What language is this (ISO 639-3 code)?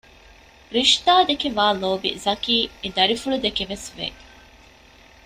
div